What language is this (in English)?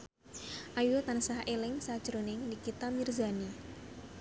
Javanese